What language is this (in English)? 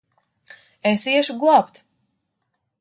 Latvian